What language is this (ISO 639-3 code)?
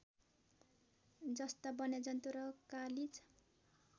nep